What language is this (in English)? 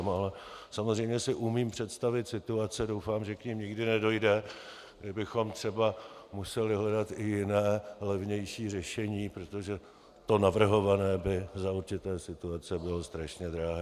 Czech